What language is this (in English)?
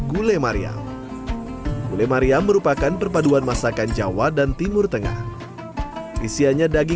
Indonesian